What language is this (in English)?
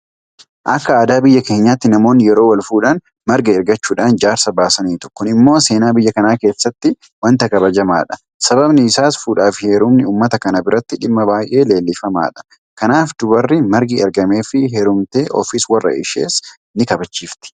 Oromo